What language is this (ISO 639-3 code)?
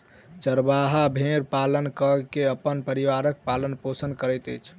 mai